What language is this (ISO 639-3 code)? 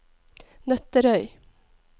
nor